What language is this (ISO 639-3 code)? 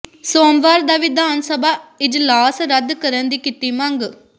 pan